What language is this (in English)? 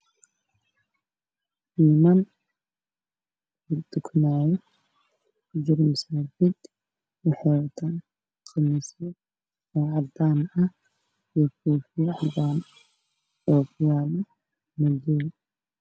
Somali